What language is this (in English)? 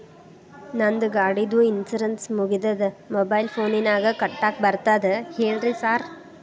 Kannada